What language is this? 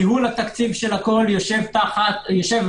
Hebrew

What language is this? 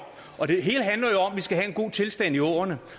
Danish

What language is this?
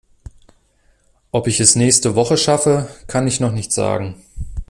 German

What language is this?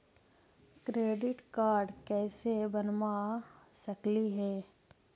Magahi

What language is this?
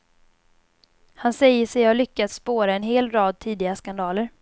Swedish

